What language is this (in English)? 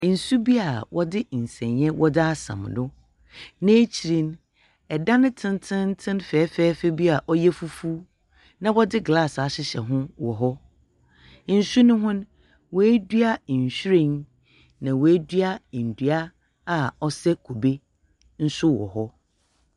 Akan